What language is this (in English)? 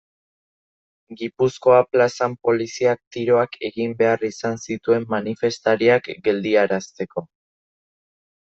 Basque